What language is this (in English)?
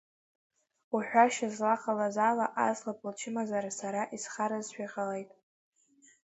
Abkhazian